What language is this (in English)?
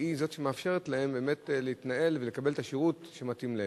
Hebrew